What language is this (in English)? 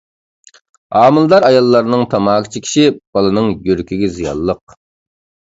Uyghur